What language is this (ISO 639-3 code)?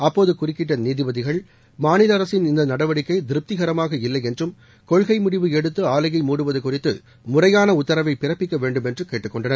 tam